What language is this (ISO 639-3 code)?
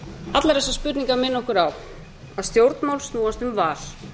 isl